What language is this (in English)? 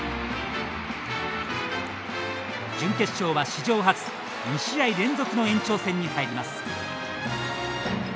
Japanese